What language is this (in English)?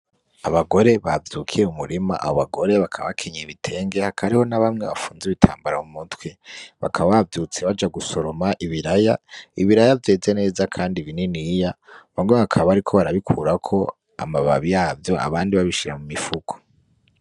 Rundi